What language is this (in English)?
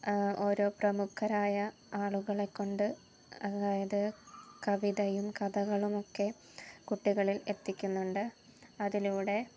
Malayalam